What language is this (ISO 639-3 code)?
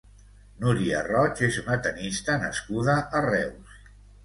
cat